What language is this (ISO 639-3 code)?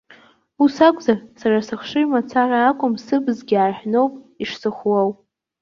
abk